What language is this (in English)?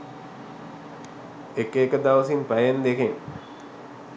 Sinhala